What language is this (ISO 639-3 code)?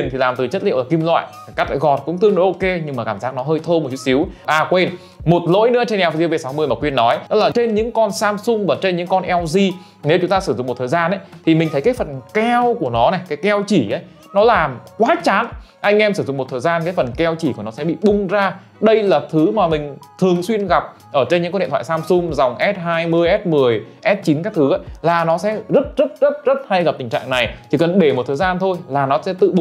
vie